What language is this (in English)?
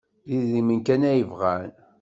Kabyle